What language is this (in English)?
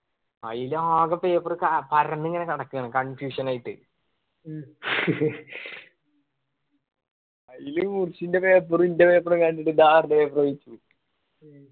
Malayalam